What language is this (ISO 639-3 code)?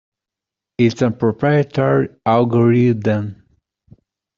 eng